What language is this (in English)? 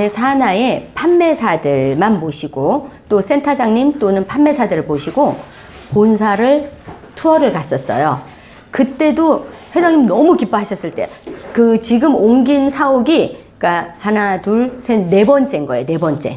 Korean